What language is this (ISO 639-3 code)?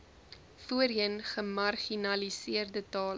afr